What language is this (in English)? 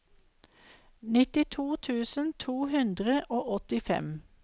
Norwegian